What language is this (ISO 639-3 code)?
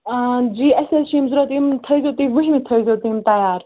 kas